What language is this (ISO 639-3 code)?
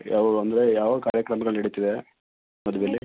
kan